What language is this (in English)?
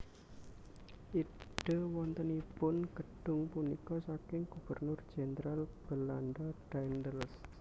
Javanese